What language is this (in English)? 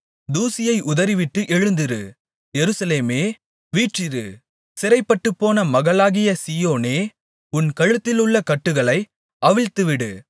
Tamil